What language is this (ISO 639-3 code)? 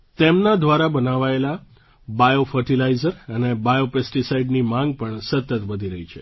guj